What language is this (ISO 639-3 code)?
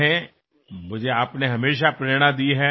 mar